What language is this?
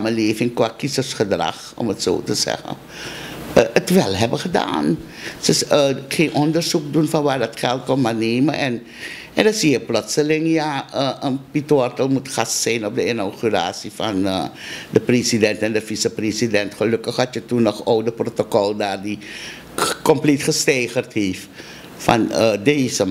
Dutch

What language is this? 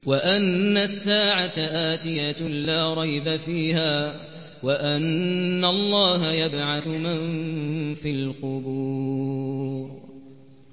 Arabic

